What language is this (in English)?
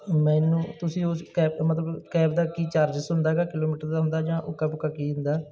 Punjabi